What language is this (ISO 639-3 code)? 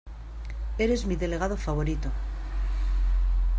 spa